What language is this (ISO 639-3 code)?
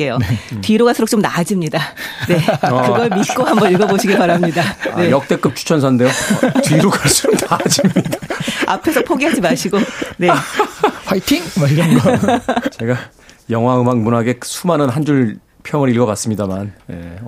kor